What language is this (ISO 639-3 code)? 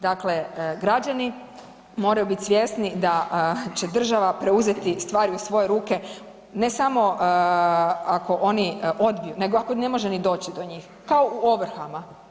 hrv